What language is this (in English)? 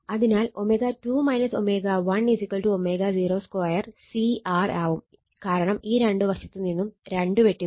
Malayalam